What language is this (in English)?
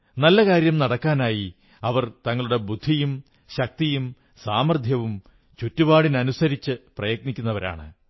Malayalam